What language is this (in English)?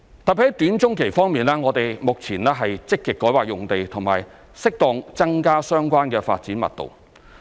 Cantonese